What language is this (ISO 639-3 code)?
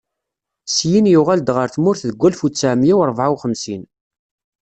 kab